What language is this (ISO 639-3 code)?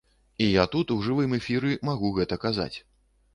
bel